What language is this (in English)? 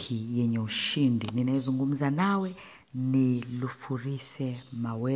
Swahili